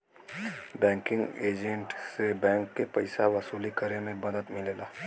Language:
Bhojpuri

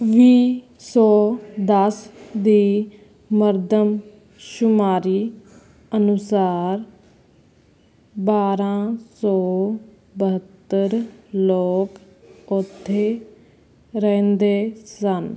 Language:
Punjabi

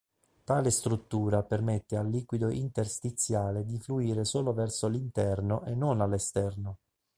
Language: Italian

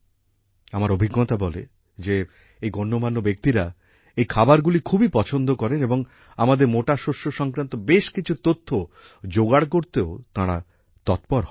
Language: Bangla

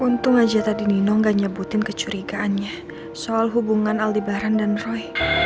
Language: Indonesian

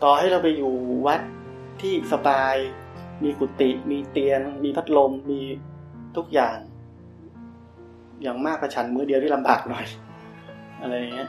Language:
Thai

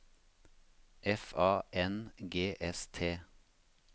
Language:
Norwegian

